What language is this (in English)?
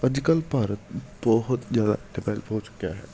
Punjabi